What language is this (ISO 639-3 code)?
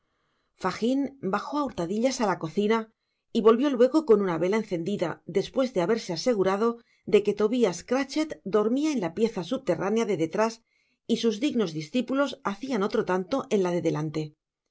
spa